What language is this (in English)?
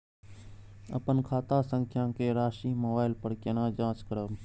Maithili